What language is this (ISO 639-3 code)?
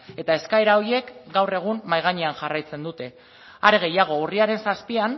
eus